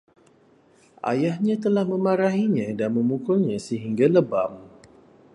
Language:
Malay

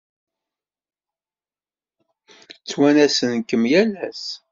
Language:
Kabyle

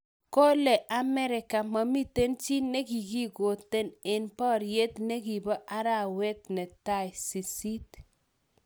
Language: Kalenjin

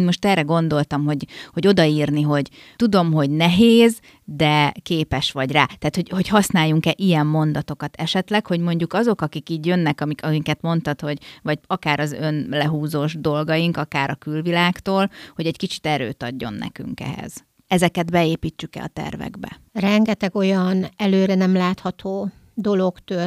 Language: Hungarian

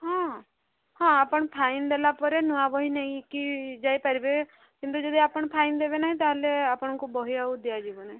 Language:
Odia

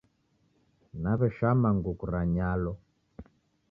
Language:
Taita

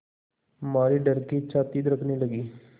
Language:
Hindi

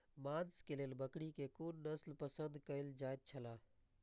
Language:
Maithili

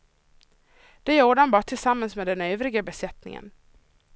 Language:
Swedish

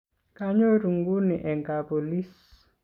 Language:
Kalenjin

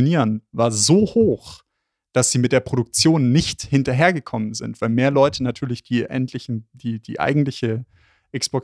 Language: German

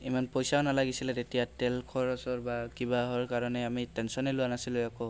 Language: Assamese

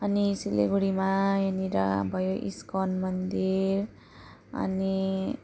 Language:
Nepali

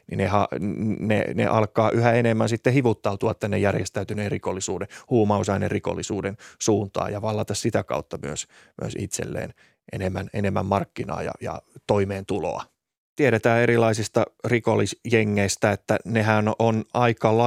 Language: Finnish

